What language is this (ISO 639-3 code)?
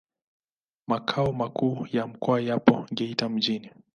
swa